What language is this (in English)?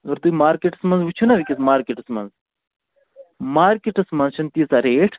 Kashmiri